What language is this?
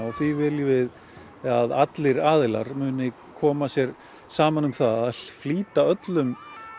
Icelandic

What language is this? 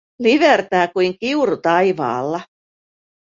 Finnish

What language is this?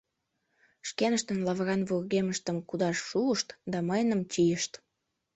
Mari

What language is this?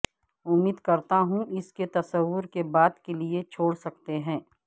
Urdu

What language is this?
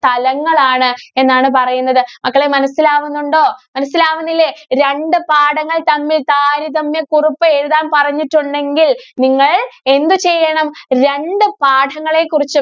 Malayalam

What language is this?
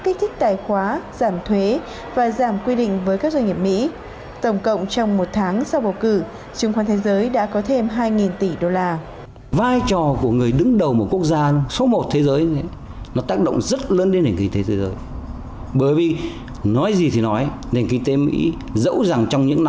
Vietnamese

